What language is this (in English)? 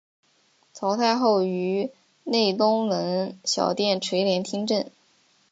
Chinese